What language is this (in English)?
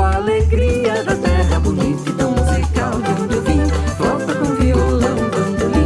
Portuguese